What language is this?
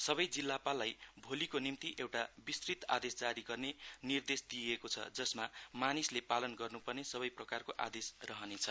Nepali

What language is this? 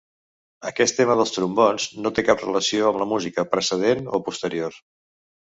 Catalan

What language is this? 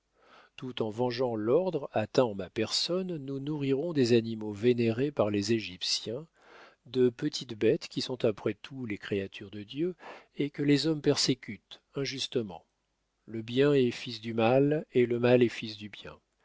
French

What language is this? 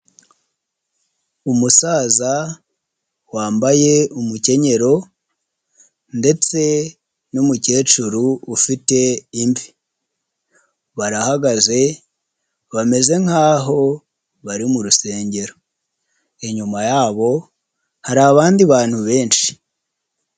Kinyarwanda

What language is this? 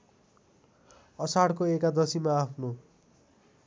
Nepali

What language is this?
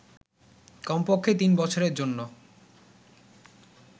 Bangla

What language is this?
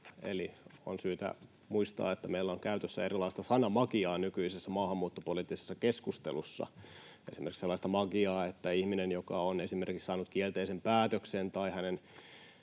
Finnish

